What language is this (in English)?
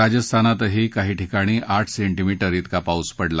Marathi